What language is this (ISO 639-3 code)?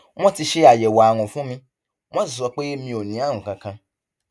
yor